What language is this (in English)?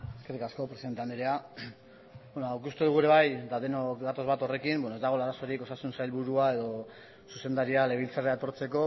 Basque